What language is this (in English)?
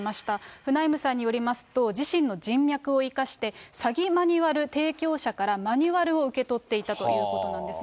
Japanese